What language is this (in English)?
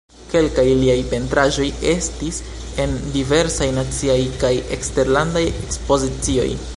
Esperanto